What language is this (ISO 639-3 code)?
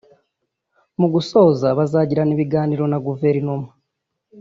kin